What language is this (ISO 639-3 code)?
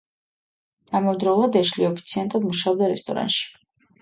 kat